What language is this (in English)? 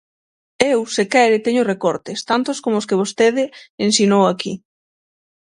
Galician